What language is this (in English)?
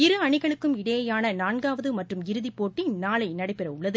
Tamil